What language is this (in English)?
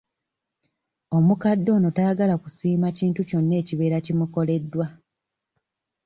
Ganda